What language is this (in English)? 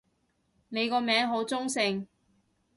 Cantonese